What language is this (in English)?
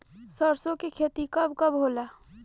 Bhojpuri